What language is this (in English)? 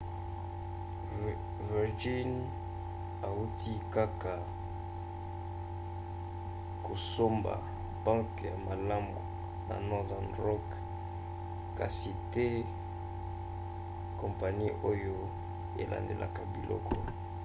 Lingala